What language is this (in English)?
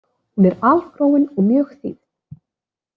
Icelandic